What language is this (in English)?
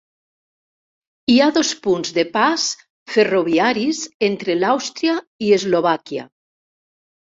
Catalan